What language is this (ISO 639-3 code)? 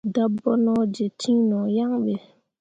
mua